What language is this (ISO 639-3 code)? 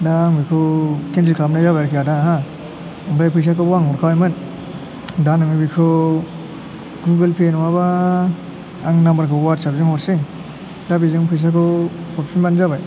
brx